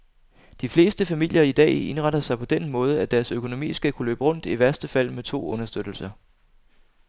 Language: Danish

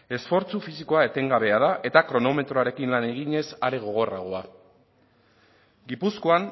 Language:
Basque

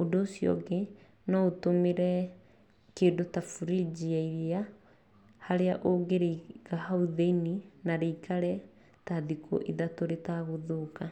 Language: Kikuyu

